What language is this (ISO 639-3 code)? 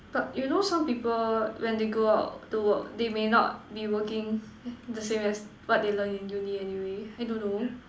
eng